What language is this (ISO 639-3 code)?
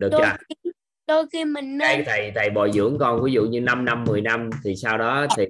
vie